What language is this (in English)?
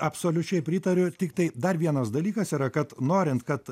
Lithuanian